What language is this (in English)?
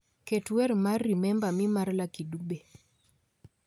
Luo (Kenya and Tanzania)